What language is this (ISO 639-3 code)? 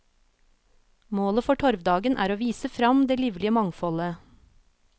nor